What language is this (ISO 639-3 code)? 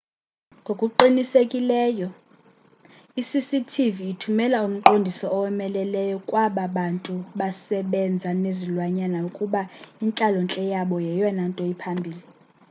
xho